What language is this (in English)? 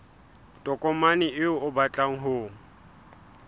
Southern Sotho